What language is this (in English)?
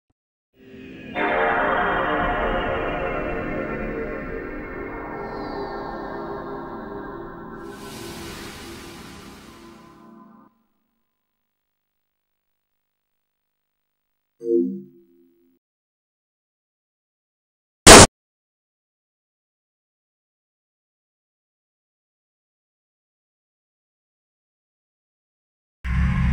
English